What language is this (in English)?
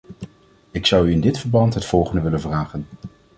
Dutch